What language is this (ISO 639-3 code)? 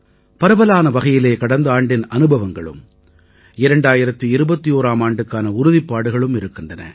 tam